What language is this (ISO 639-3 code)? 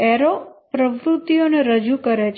guj